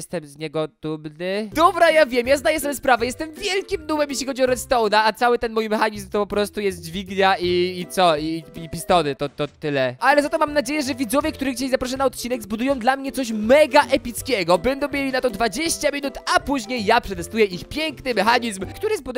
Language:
Polish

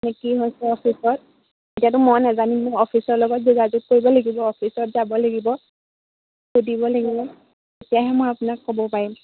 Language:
Assamese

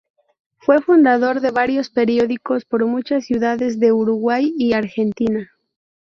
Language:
Spanish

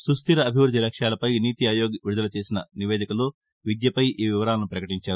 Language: Telugu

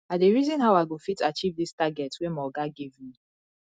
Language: Nigerian Pidgin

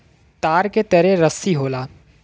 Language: Bhojpuri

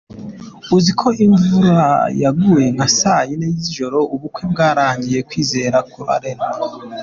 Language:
Kinyarwanda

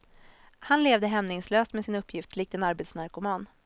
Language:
Swedish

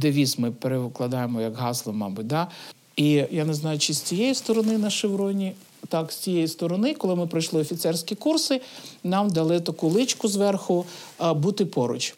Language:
Ukrainian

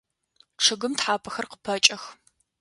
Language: Adyghe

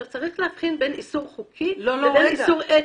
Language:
Hebrew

